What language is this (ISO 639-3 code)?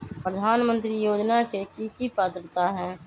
mag